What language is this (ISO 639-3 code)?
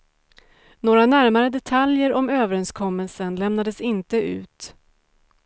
swe